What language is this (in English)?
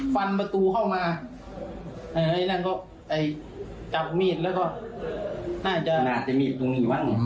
Thai